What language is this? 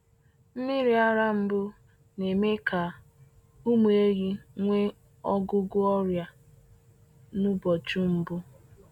Igbo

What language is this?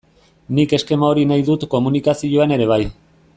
Basque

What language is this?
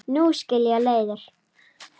Icelandic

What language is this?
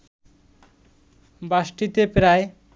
Bangla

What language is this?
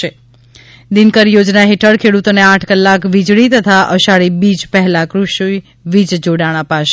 Gujarati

